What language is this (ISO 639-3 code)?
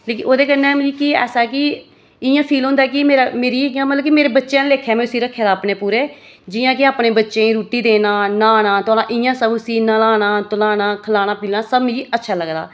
doi